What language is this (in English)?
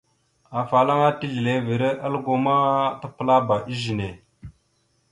Mada (Cameroon)